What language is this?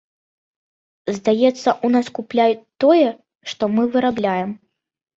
Belarusian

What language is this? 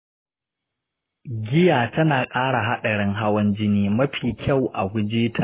Hausa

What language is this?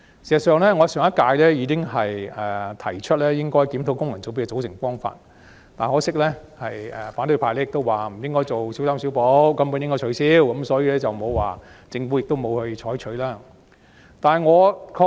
Cantonese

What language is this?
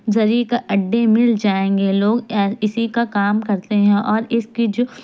Urdu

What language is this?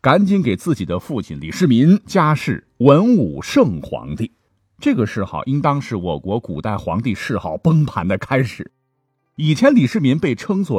Chinese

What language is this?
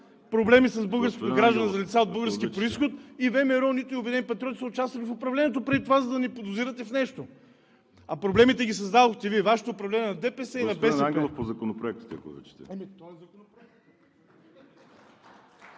Bulgarian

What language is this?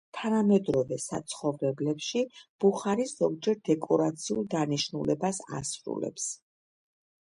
Georgian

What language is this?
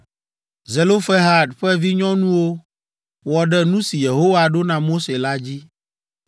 Ewe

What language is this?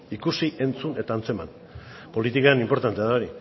Basque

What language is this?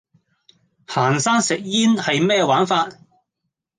Cantonese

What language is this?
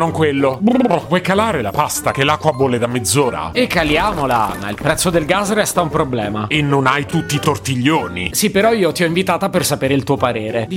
Italian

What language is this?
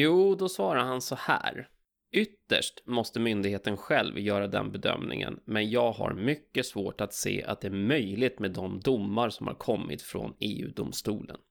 Swedish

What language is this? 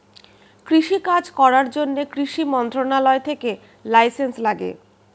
Bangla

